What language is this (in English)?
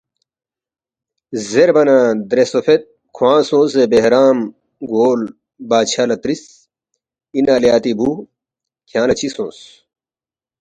Balti